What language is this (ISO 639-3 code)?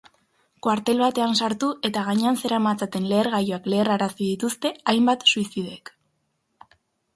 eus